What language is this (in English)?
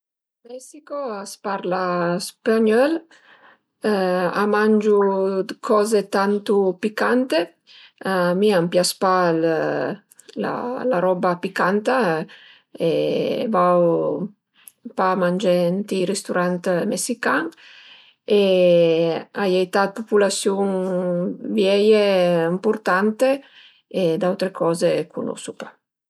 Piedmontese